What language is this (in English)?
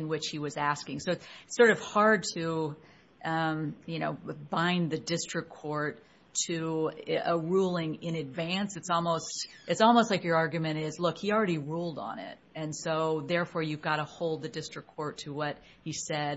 English